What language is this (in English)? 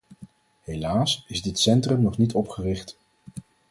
Dutch